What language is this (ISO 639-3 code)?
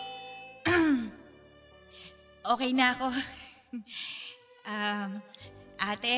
fil